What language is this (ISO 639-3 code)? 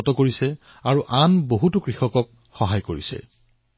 asm